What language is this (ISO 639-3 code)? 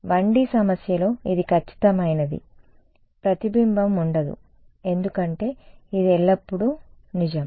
tel